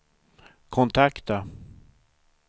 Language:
Swedish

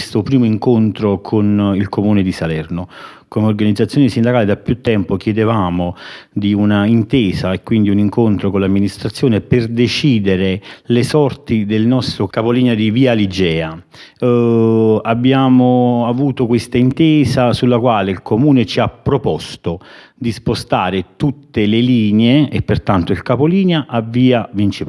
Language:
Italian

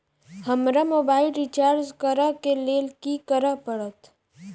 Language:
Maithili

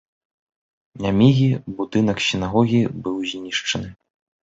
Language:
Belarusian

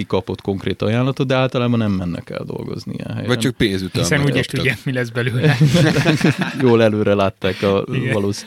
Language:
Hungarian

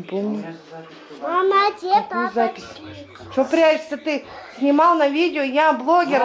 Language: Russian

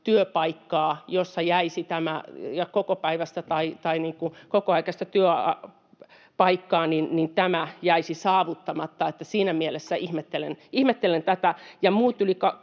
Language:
Finnish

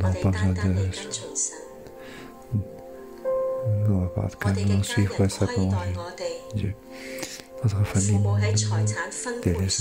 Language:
French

